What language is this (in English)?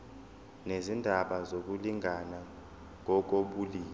Zulu